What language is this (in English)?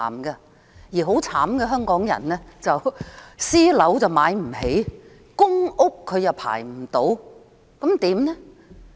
Cantonese